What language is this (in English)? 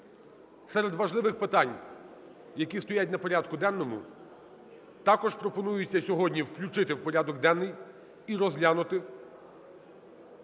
Ukrainian